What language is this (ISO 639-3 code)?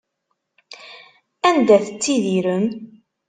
kab